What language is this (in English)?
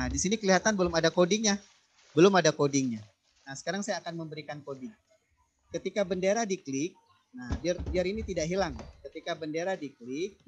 Indonesian